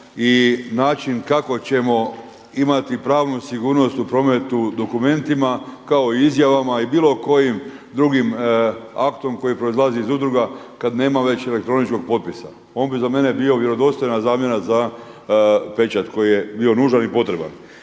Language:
Croatian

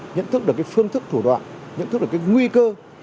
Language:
Vietnamese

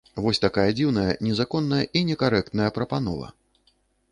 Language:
Belarusian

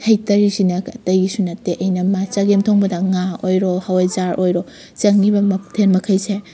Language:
Manipuri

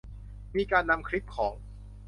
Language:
Thai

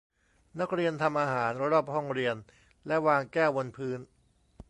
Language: Thai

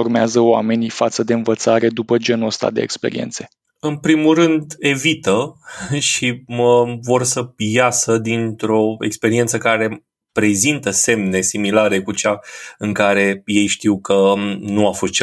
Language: Romanian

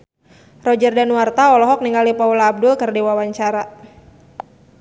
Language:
Sundanese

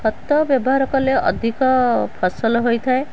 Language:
Odia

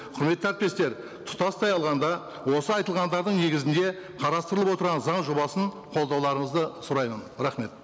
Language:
Kazakh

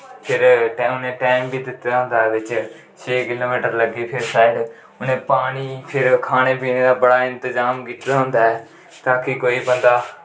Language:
Dogri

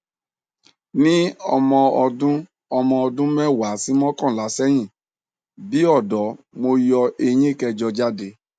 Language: Yoruba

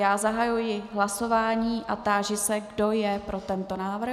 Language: Czech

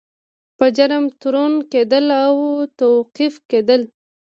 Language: Pashto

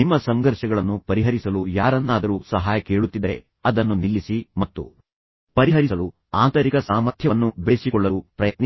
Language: Kannada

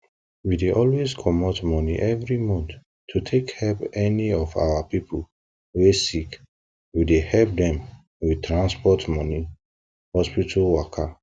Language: Nigerian Pidgin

